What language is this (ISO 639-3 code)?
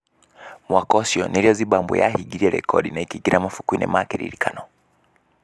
kik